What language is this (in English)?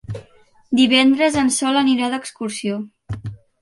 Catalan